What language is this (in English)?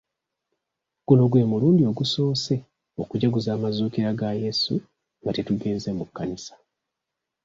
Ganda